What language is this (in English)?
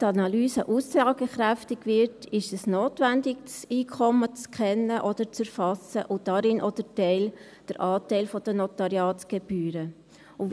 Swiss German